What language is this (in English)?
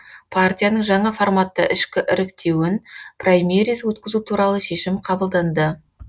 Kazakh